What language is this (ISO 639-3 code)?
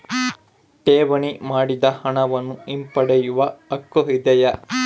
kan